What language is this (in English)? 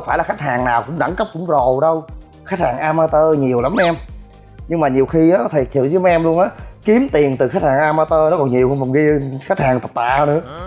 Vietnamese